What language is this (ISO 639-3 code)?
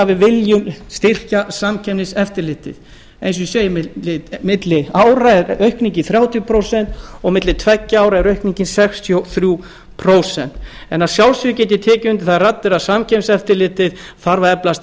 isl